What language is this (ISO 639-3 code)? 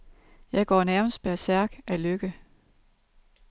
dan